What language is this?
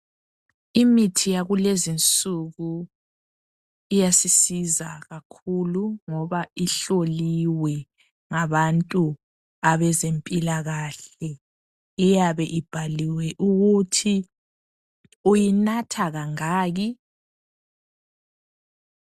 North Ndebele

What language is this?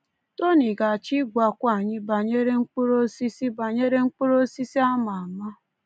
Igbo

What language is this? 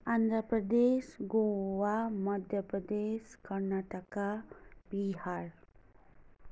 Nepali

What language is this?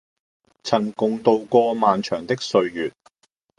Cantonese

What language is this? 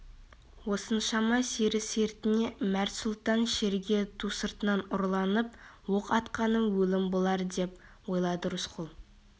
Kazakh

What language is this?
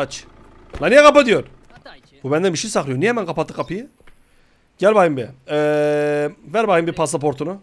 Turkish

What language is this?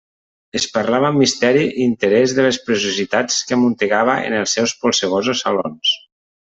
Catalan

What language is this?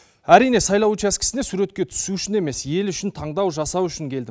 Kazakh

